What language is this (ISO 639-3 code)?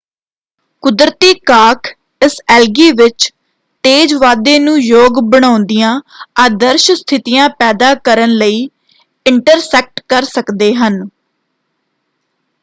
pan